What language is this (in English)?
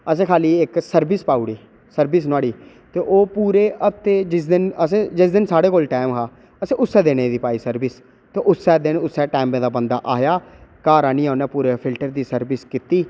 Dogri